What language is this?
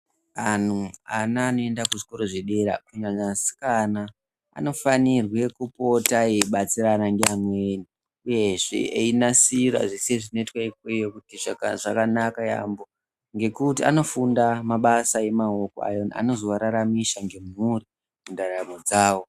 Ndau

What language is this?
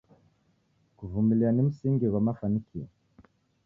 Taita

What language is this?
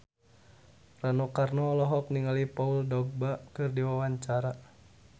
Sundanese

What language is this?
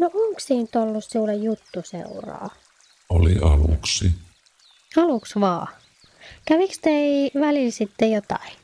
Finnish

